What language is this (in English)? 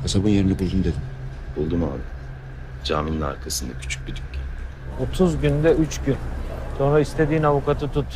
Turkish